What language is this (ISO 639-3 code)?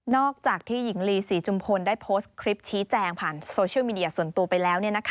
tha